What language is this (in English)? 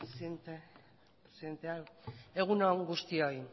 Basque